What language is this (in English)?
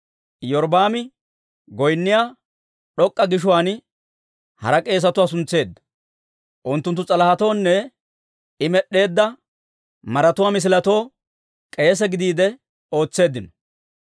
Dawro